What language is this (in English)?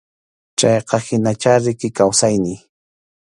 Arequipa-La Unión Quechua